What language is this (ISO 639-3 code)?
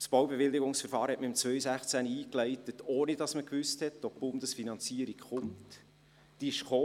gsw